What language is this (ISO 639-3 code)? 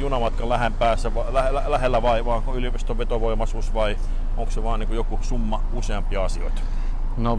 fin